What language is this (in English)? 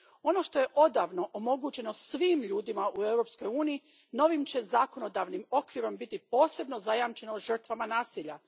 Croatian